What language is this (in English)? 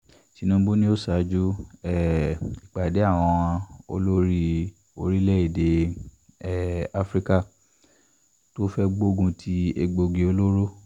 Yoruba